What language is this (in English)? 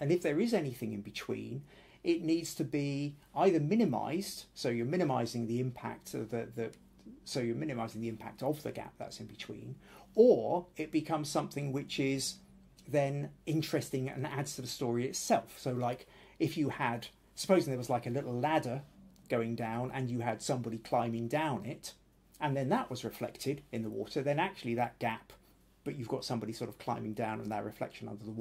English